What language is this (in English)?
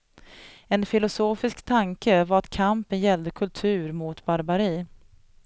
Swedish